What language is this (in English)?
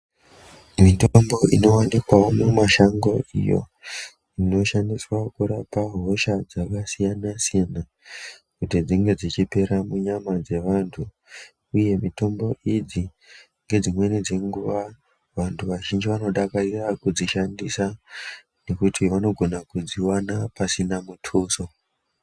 Ndau